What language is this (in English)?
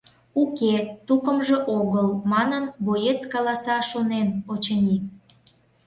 Mari